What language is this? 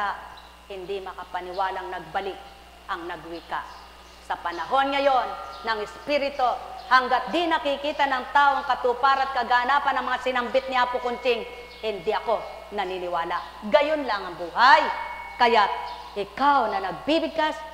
Filipino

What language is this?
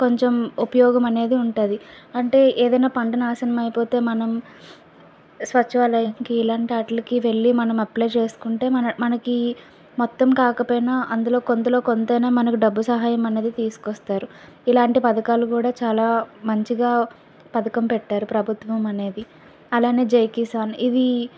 Telugu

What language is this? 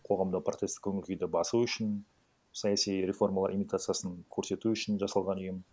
Kazakh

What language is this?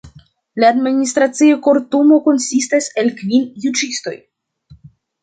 Esperanto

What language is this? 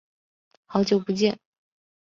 Chinese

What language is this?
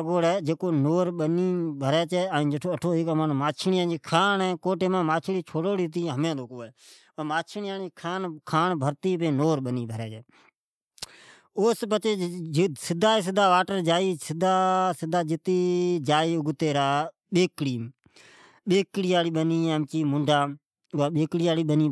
Od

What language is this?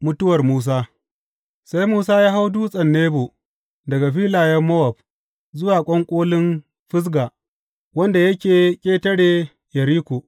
Hausa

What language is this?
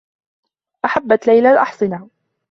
Arabic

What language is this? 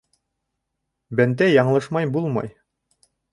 Bashkir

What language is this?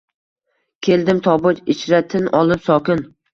Uzbek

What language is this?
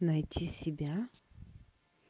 Russian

